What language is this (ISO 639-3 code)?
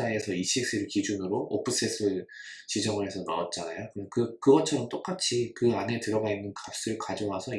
kor